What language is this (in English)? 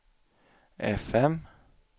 Swedish